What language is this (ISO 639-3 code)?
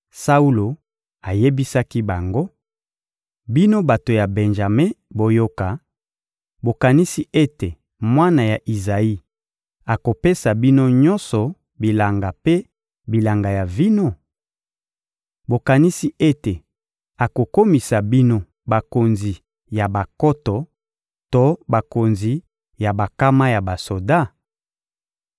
lin